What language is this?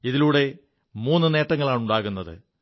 Malayalam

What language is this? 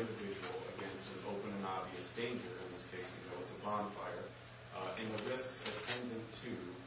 English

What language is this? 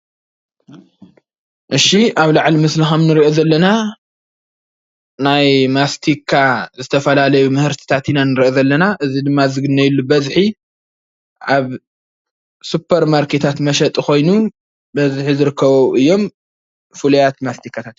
Tigrinya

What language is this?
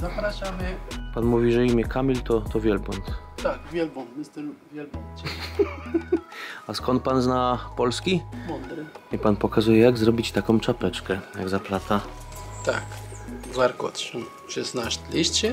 Polish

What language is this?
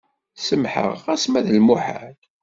Kabyle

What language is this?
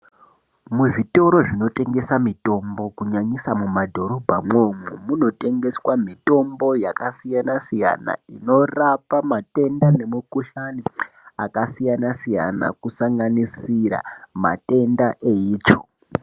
Ndau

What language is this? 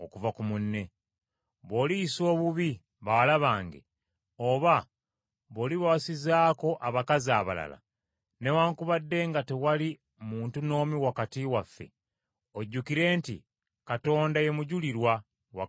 Ganda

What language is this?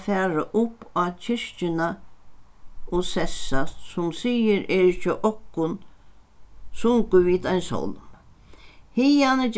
Faroese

